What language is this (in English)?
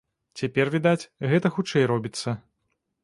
Belarusian